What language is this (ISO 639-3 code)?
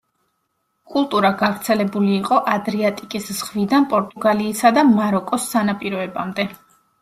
kat